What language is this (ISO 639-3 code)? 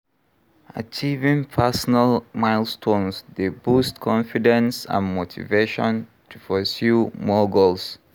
pcm